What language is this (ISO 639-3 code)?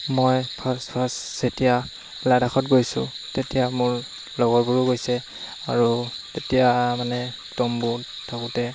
asm